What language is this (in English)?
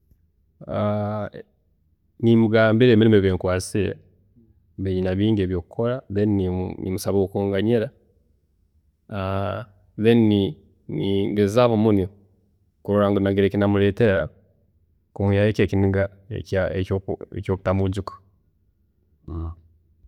Tooro